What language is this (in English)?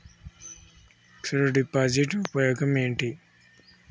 Telugu